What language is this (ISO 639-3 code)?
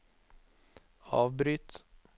nor